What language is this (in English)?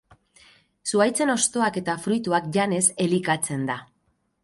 Basque